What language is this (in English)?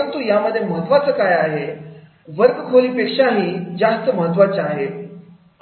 Marathi